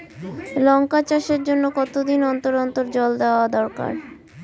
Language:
Bangla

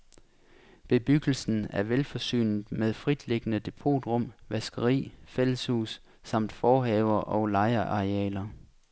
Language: Danish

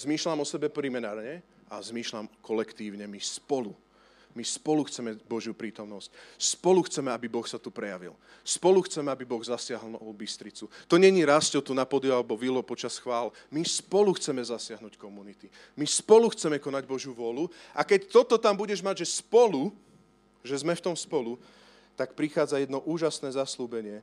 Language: Slovak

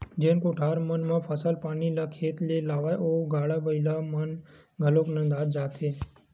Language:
Chhattisgarhi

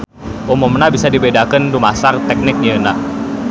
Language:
Sundanese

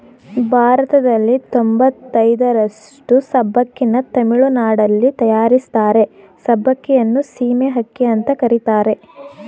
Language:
Kannada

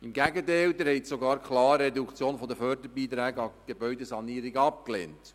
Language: Swiss German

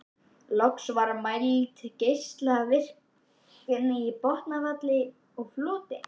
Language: Icelandic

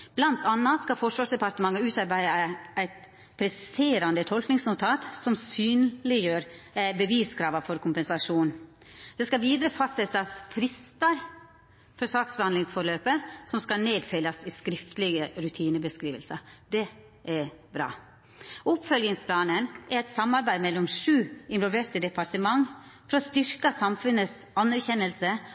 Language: Norwegian Nynorsk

